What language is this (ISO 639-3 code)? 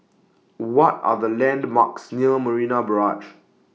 eng